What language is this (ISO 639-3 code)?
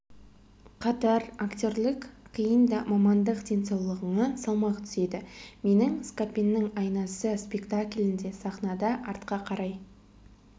kaz